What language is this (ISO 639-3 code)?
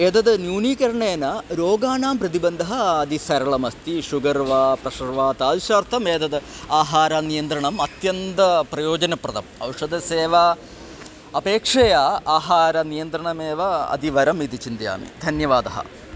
san